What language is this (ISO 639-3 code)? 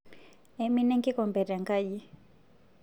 mas